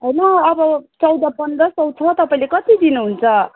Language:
Nepali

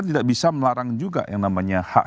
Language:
Indonesian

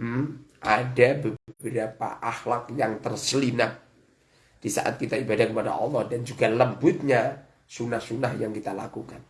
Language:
Indonesian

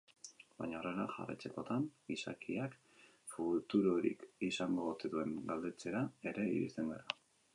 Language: Basque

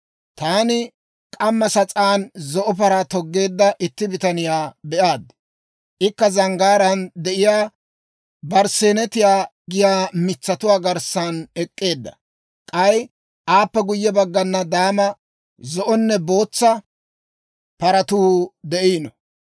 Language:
Dawro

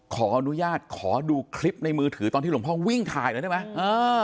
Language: Thai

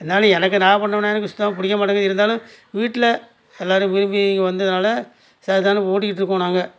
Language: Tamil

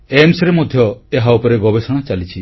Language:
Odia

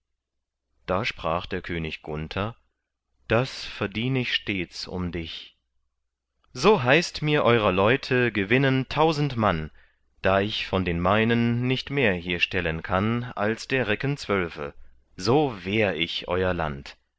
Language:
German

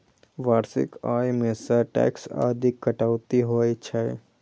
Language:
Maithili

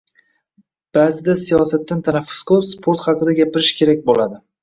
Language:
Uzbek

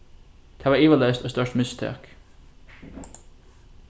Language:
Faroese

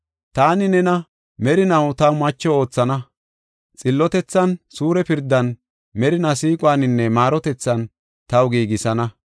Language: Gofa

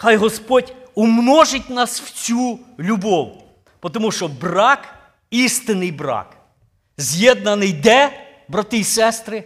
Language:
Ukrainian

